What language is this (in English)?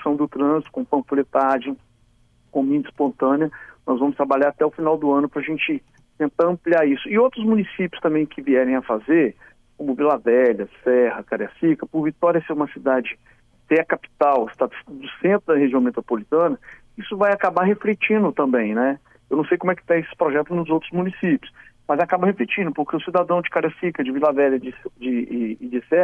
Portuguese